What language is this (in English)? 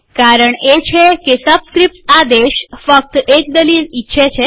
Gujarati